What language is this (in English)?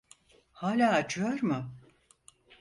Turkish